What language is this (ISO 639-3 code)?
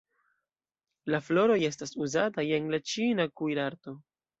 epo